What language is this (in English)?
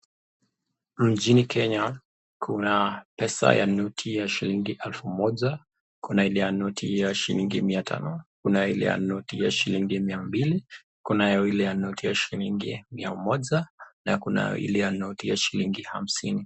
Swahili